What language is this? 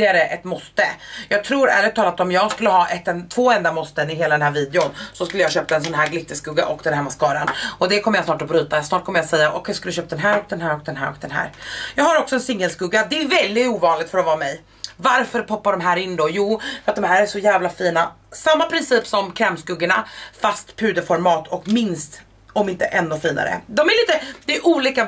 Swedish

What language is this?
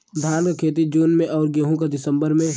Bhojpuri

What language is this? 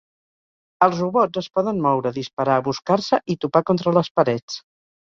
Catalan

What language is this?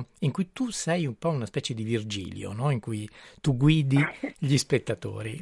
Italian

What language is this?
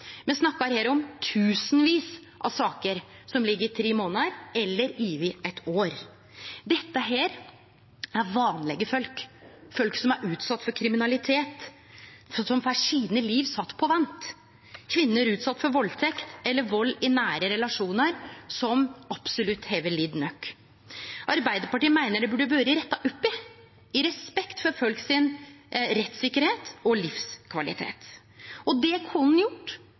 Norwegian Nynorsk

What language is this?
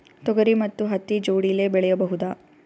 Kannada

